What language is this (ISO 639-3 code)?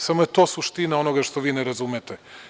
srp